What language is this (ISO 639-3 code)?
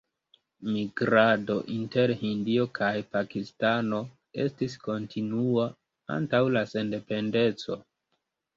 epo